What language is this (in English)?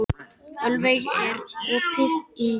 Icelandic